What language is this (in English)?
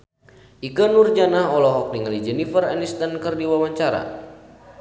Sundanese